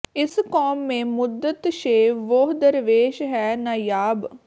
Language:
Punjabi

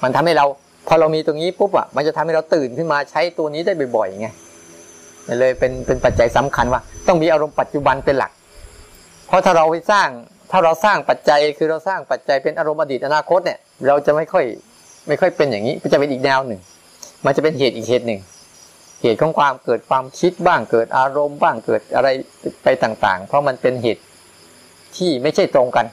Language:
Thai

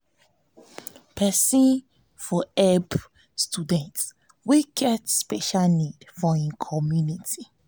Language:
Nigerian Pidgin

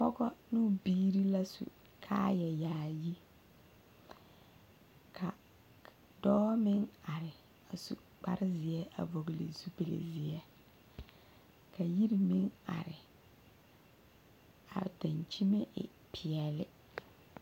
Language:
Southern Dagaare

